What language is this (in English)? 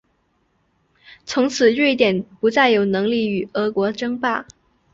Chinese